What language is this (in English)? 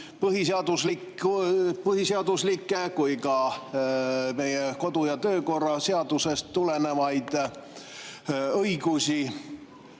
Estonian